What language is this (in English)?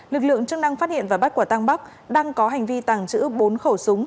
Vietnamese